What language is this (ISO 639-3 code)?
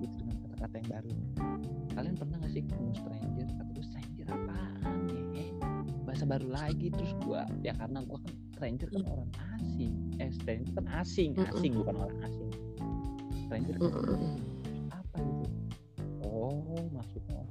ind